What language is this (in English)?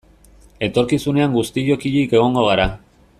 Basque